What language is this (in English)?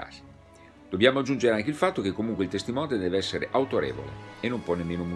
Italian